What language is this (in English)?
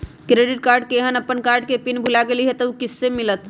Magahi